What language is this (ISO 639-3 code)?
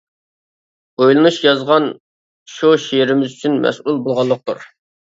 uig